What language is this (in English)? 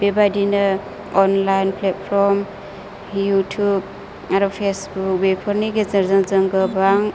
Bodo